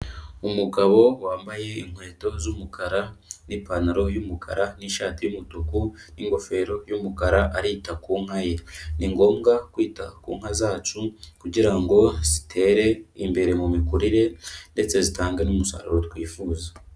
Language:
Kinyarwanda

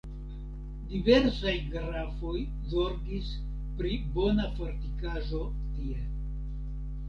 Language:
Esperanto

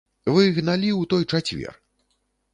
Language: Belarusian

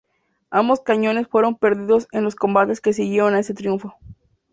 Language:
Spanish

